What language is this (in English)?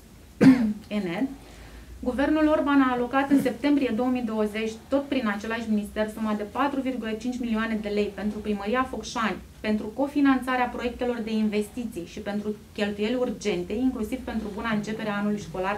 Romanian